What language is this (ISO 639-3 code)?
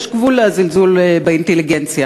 heb